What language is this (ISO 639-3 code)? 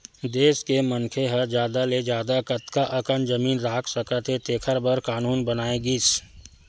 hne